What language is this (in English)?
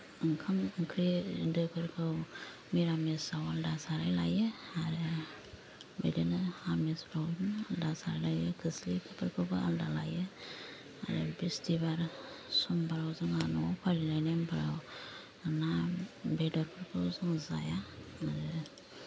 Bodo